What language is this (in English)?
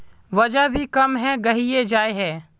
Magahi